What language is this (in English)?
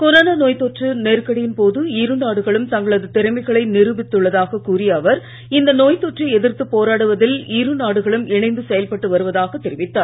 Tamil